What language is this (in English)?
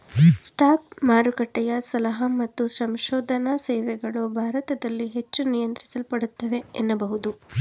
Kannada